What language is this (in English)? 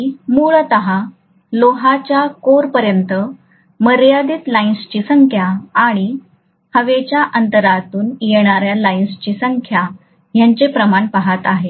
Marathi